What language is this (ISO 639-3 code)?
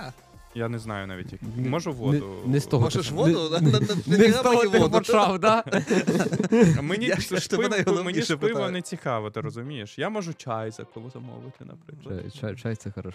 ukr